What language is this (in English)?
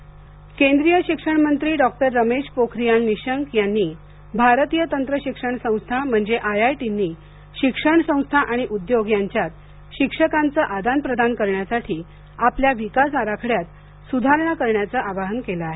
Marathi